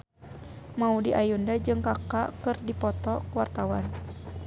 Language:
Sundanese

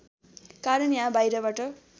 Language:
Nepali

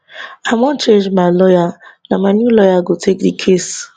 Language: Nigerian Pidgin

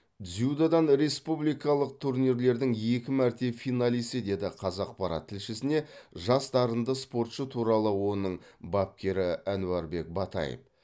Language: Kazakh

